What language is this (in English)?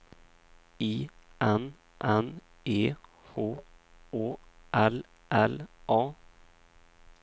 Swedish